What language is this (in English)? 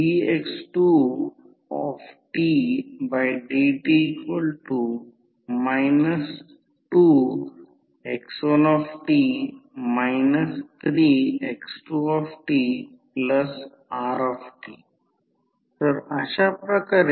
Marathi